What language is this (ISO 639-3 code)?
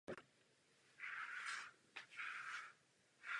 ces